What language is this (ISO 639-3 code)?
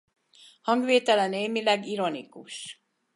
hun